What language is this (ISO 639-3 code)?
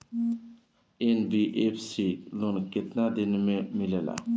bho